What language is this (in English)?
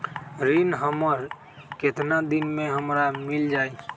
Magahi